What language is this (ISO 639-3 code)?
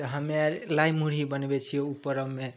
mai